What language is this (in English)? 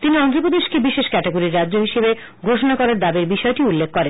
Bangla